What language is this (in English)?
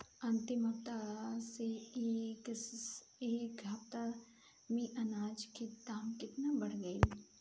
Bhojpuri